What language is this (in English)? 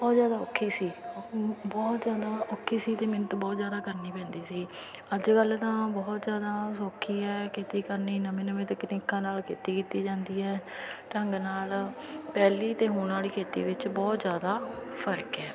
Punjabi